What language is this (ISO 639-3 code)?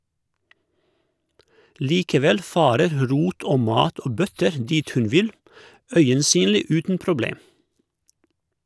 nor